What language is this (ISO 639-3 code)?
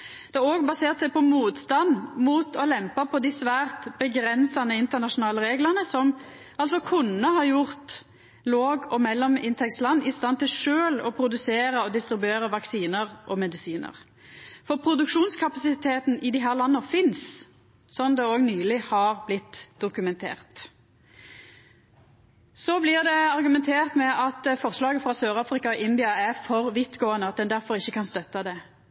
nno